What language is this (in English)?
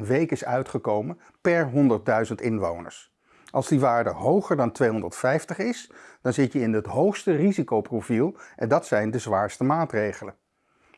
Dutch